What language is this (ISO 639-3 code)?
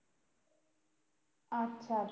ben